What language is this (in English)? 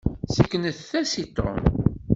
Kabyle